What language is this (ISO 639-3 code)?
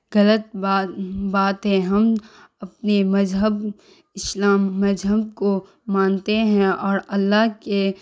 urd